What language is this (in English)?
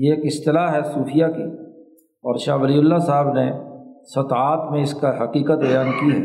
Urdu